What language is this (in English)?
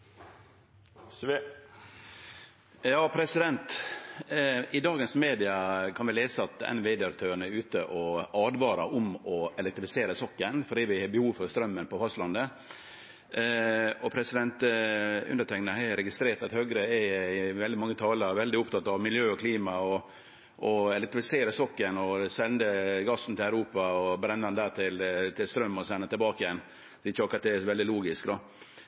Norwegian Nynorsk